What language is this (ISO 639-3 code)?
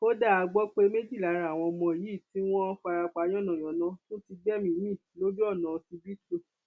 yor